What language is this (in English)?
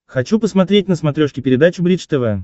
Russian